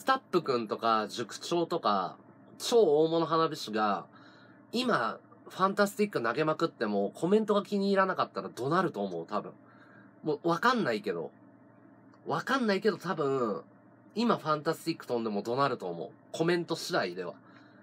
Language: Japanese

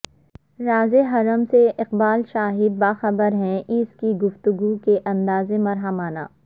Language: Urdu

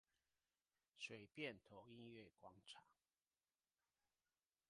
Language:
Chinese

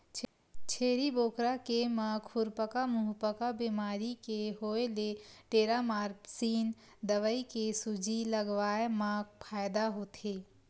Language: Chhattisgarhi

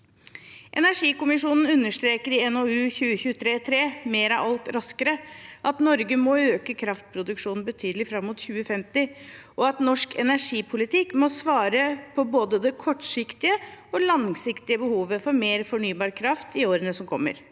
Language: Norwegian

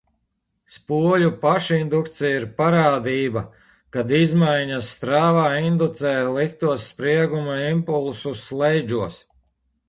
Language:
Latvian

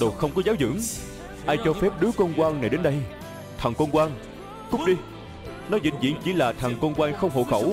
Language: Vietnamese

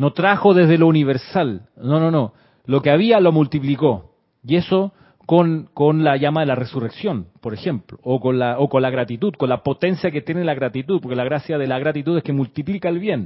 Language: Spanish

